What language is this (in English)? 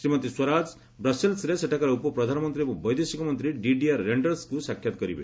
Odia